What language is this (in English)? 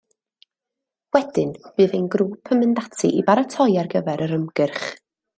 Welsh